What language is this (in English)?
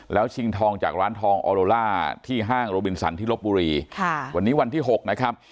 Thai